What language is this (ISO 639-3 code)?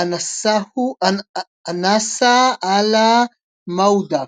heb